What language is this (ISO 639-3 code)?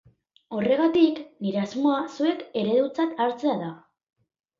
eus